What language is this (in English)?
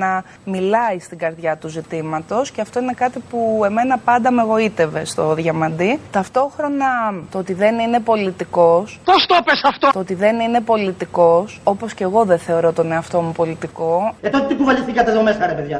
Greek